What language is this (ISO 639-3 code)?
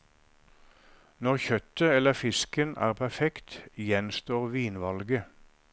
nor